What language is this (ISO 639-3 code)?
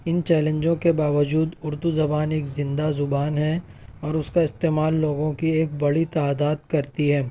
urd